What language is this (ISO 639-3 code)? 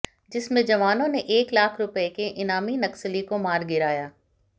hin